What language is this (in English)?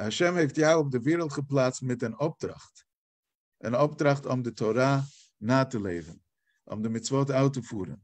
Dutch